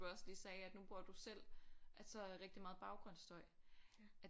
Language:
Danish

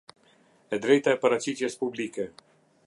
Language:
Albanian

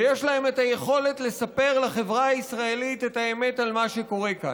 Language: Hebrew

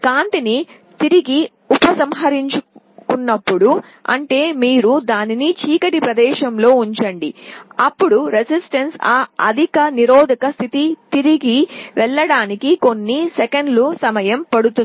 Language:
Telugu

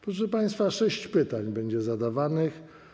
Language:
Polish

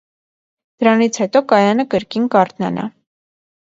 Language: Armenian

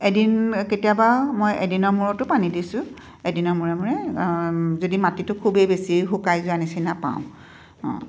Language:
Assamese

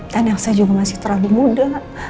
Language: Indonesian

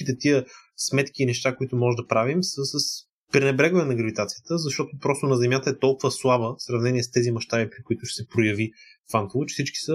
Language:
Bulgarian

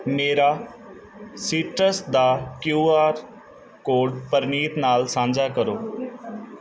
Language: Punjabi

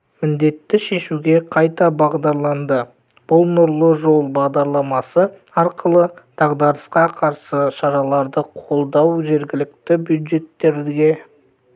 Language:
Kazakh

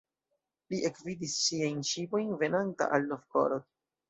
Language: Esperanto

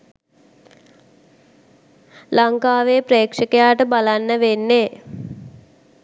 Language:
Sinhala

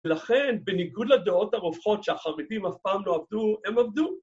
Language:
Hebrew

